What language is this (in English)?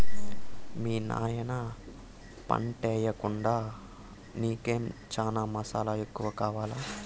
Telugu